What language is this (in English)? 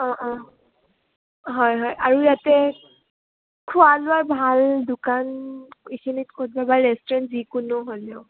Assamese